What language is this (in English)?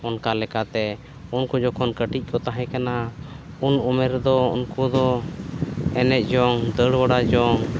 Santali